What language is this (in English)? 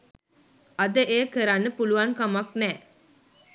Sinhala